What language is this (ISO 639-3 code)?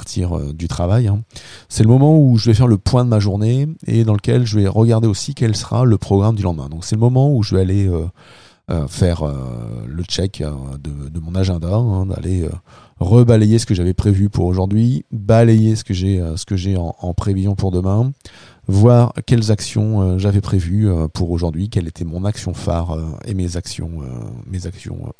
fra